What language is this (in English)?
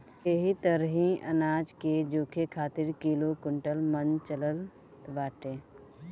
Bhojpuri